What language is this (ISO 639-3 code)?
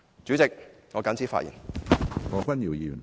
yue